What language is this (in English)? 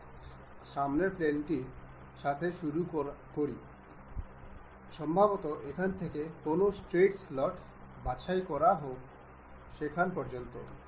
Bangla